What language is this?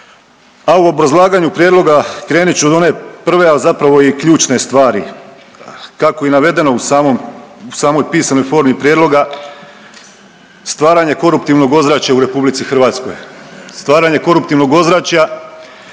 Croatian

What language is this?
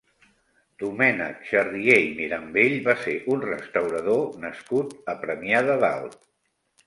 Catalan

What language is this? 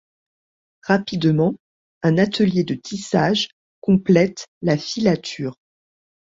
French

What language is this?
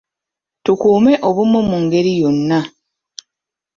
Ganda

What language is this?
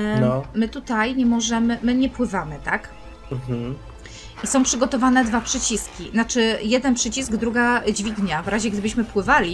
Polish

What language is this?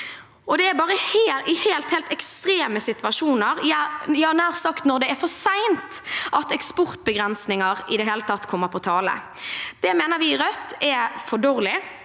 Norwegian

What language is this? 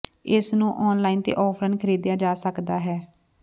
Punjabi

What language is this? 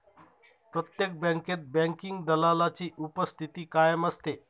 Marathi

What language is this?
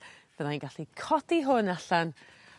Welsh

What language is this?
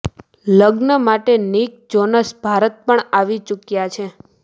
Gujarati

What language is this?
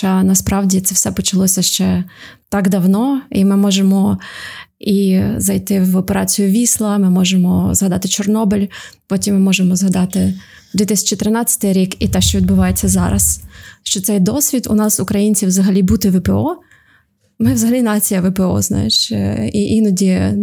Ukrainian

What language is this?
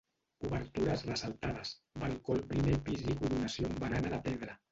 Catalan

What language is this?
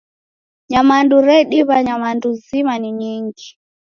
Taita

